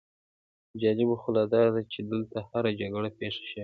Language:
Pashto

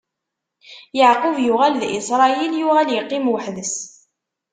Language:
Kabyle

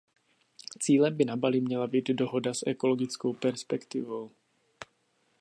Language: Czech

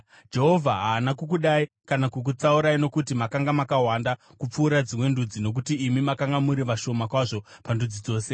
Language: Shona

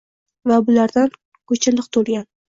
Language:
Uzbek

